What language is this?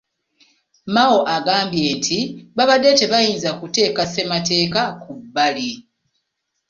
Ganda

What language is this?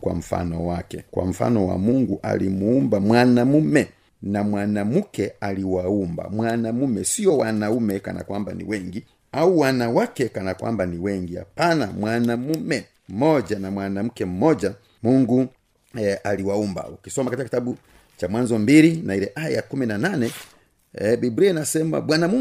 Swahili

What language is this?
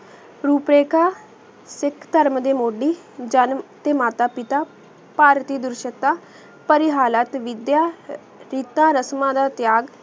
Punjabi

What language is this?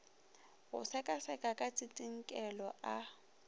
Northern Sotho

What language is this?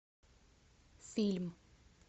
Russian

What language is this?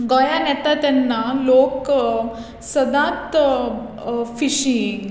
Konkani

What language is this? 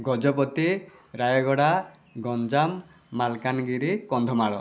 Odia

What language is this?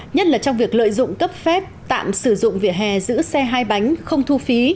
Vietnamese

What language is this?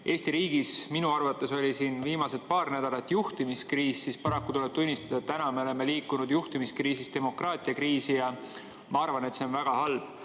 Estonian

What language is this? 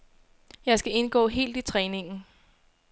Danish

